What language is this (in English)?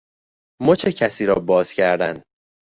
Persian